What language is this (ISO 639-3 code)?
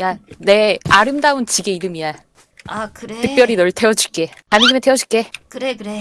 kor